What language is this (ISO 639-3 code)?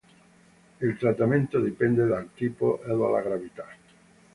ita